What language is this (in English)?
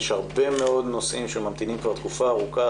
Hebrew